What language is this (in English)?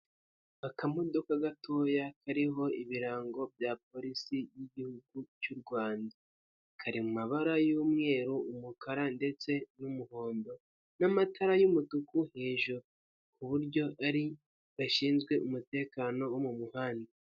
Kinyarwanda